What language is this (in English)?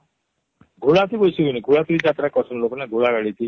Odia